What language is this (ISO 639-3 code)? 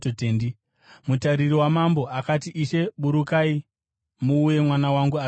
sna